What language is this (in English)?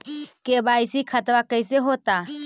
Magahi